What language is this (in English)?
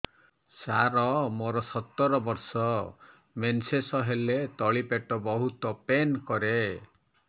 Odia